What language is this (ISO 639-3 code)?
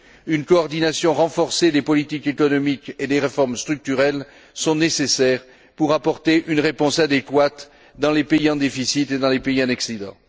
fra